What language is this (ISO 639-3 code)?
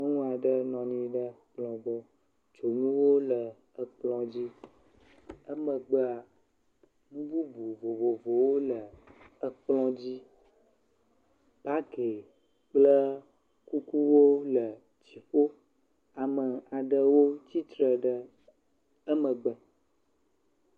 ewe